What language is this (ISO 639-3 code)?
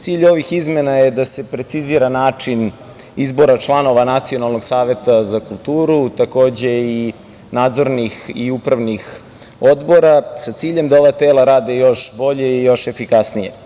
srp